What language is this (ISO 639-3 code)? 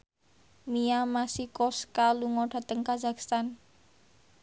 jav